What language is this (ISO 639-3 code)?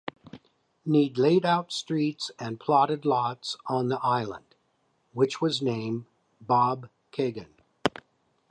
eng